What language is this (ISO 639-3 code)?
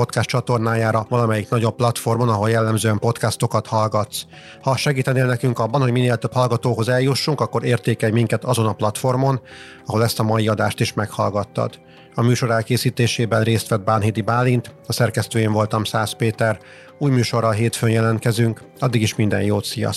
hun